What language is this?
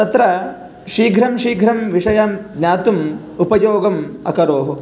Sanskrit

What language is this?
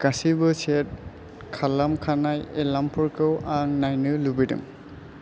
Bodo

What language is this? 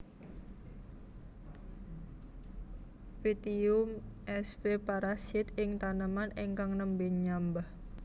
Javanese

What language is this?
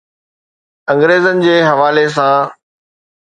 Sindhi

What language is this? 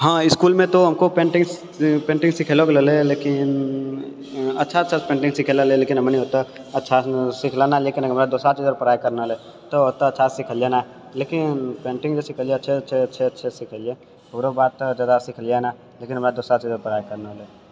Maithili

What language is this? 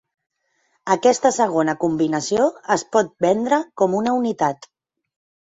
Catalan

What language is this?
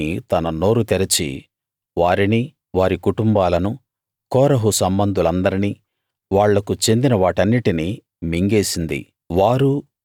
Telugu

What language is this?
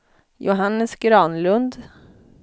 Swedish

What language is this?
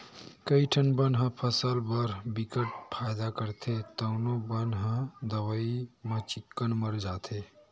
Chhattisgarhi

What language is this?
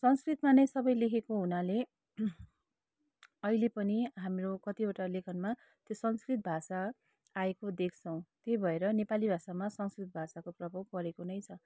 Nepali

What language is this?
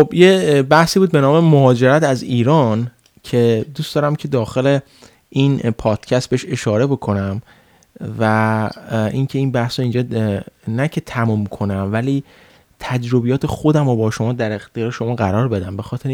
Persian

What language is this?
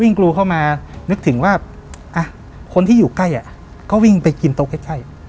Thai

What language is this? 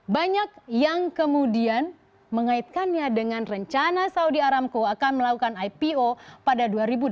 Indonesian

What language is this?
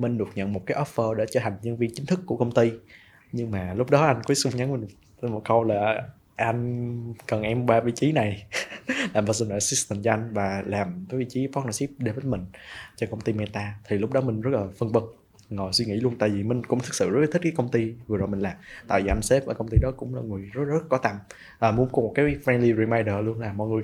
Vietnamese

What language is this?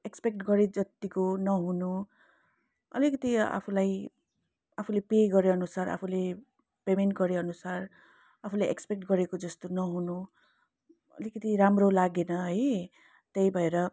Nepali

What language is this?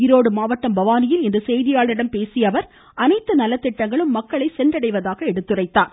Tamil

